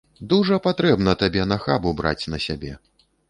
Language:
Belarusian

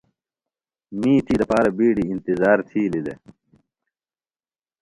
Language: Phalura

